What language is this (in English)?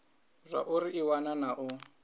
Venda